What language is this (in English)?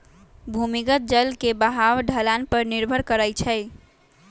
Magahi